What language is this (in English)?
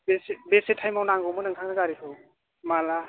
Bodo